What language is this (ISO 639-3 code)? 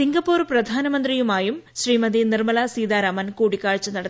mal